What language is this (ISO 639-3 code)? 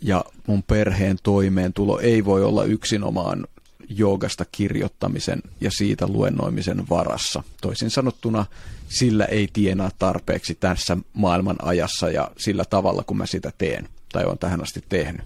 fin